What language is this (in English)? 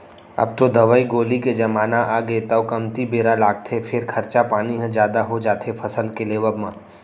Chhattisgarhi